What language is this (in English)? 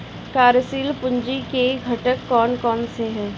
Hindi